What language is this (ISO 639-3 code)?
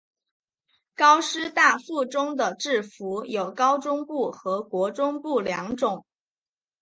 zho